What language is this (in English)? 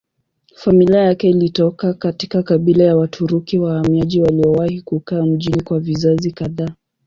Swahili